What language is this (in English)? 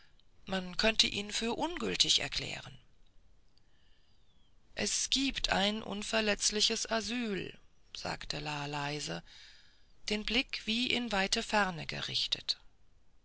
German